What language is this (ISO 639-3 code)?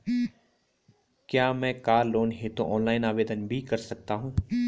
hin